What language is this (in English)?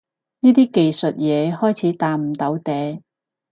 Cantonese